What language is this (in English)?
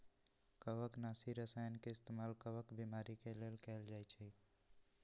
Magahi